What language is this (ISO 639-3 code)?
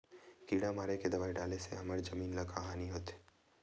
hne